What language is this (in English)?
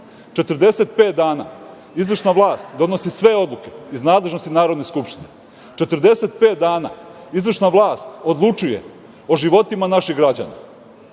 Serbian